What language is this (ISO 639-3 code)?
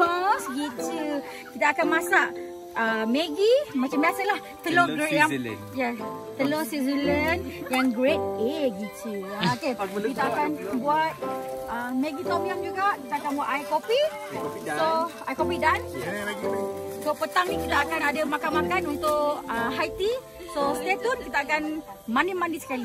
msa